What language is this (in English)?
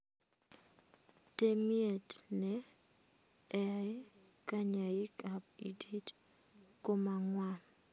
Kalenjin